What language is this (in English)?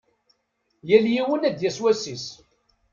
Kabyle